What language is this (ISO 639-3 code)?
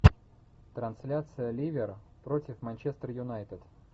rus